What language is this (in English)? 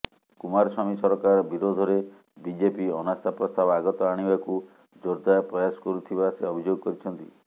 Odia